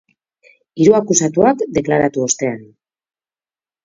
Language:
Basque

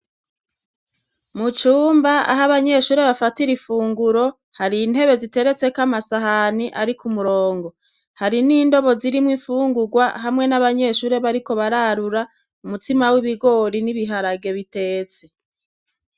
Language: Rundi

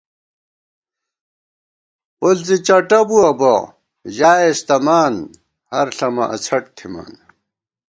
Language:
Gawar-Bati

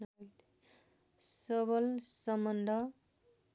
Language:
Nepali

